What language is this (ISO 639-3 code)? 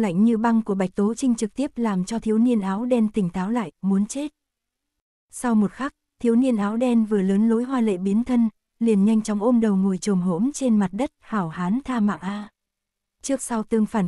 vie